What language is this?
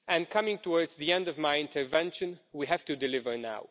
English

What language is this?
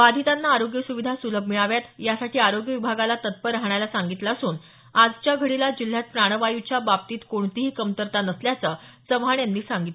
Marathi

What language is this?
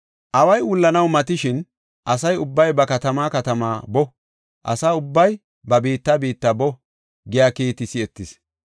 Gofa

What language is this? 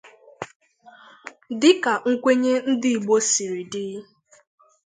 Igbo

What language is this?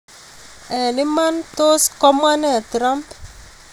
Kalenjin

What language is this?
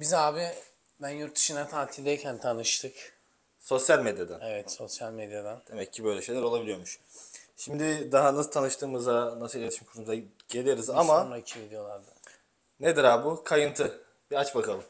Turkish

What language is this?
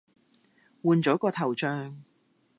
Cantonese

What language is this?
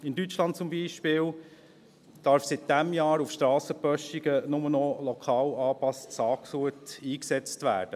Swiss German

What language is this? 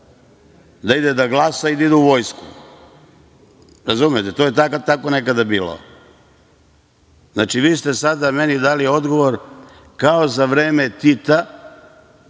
Serbian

